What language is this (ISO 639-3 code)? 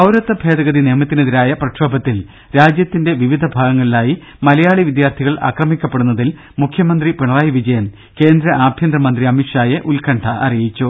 mal